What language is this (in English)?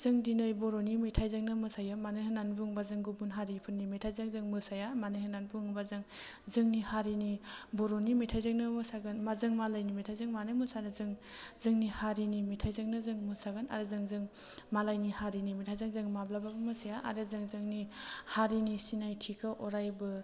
Bodo